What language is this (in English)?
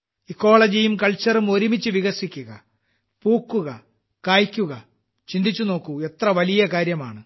Malayalam